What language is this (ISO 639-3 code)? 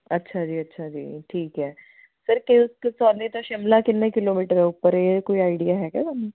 pan